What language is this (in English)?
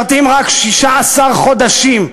Hebrew